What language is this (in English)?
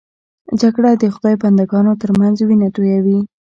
Pashto